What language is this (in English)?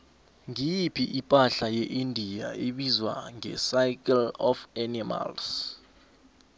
South Ndebele